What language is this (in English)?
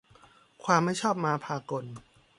Thai